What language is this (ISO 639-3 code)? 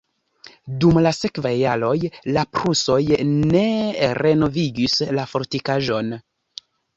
epo